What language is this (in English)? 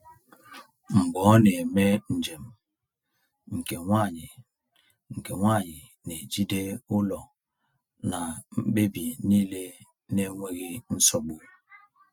Igbo